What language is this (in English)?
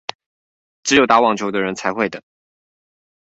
Chinese